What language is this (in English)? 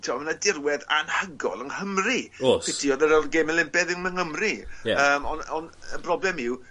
Welsh